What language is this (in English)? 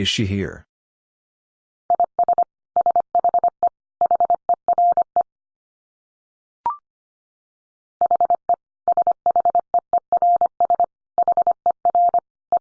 English